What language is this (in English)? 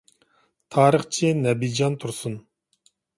Uyghur